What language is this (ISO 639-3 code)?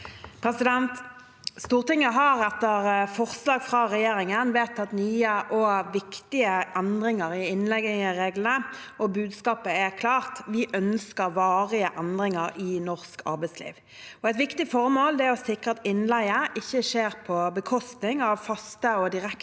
nor